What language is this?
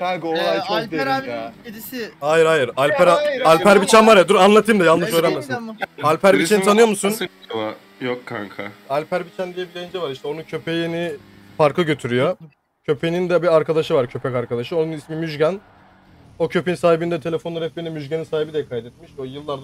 Turkish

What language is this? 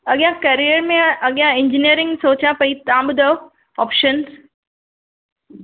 Sindhi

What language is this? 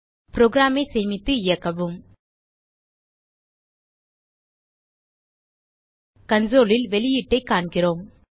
Tamil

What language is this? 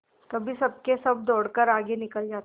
Hindi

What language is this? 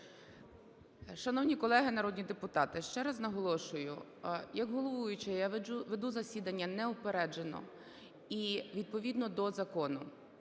Ukrainian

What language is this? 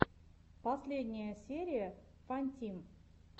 Russian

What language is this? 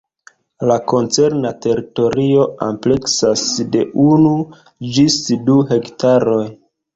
Esperanto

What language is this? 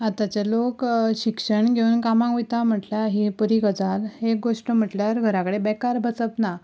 Konkani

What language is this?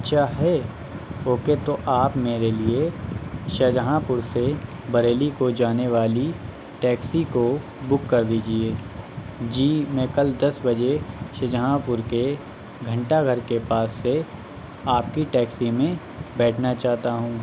Urdu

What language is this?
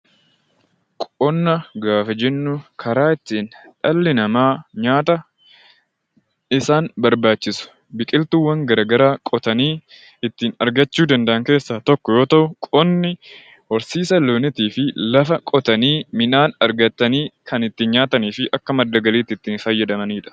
Oromo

